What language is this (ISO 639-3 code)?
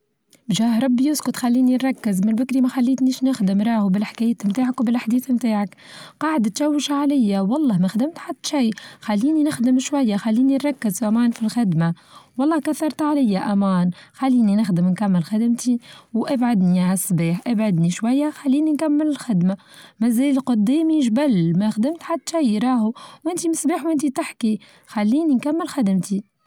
aeb